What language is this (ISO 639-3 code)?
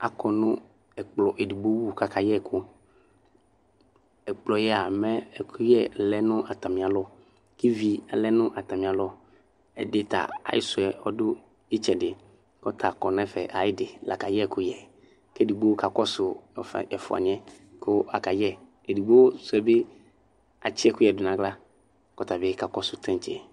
kpo